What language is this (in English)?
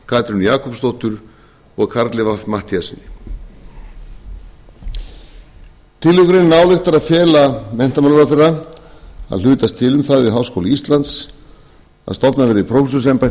Icelandic